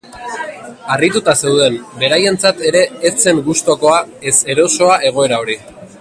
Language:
Basque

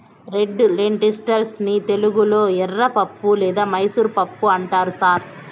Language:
Telugu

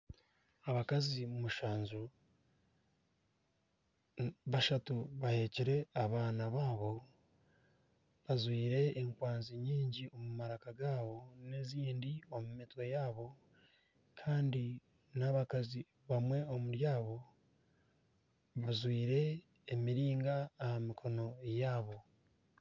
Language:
Nyankole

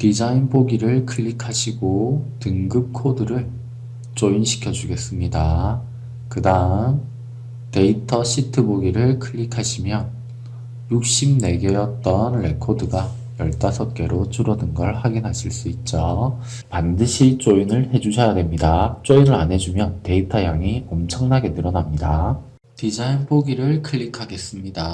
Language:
Korean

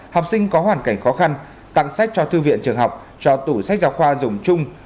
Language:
Vietnamese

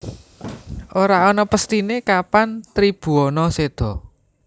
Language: Javanese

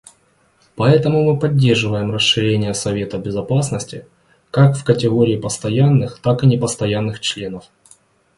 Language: Russian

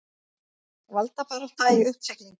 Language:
Icelandic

